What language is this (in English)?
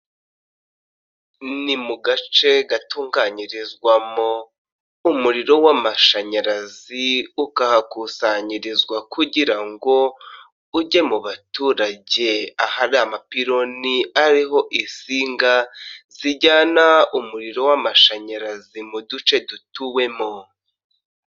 Kinyarwanda